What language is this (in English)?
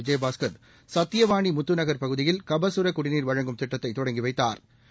Tamil